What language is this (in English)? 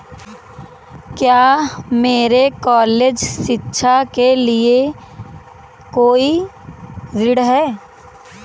Hindi